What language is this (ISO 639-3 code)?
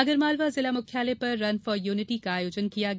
hin